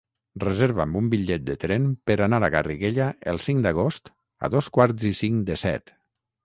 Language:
Catalan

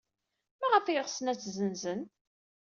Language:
Kabyle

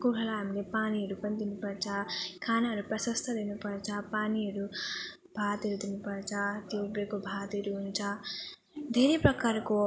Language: Nepali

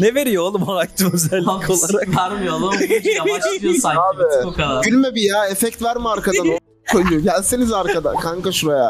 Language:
Turkish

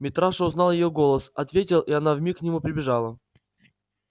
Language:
Russian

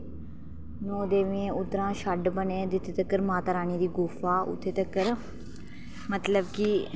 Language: Dogri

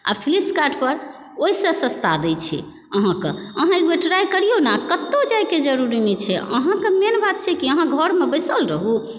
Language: Maithili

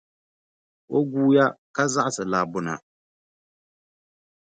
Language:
Dagbani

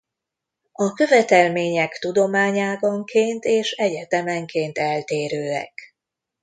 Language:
Hungarian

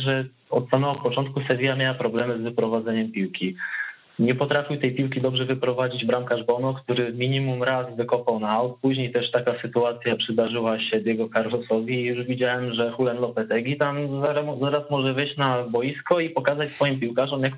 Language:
Polish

